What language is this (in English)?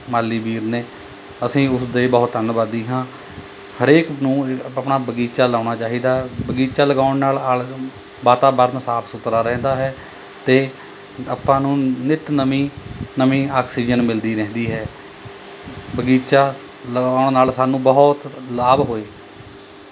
Punjabi